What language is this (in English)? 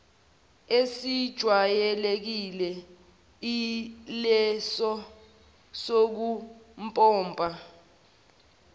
Zulu